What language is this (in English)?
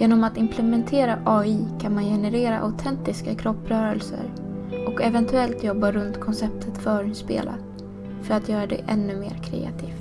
Swedish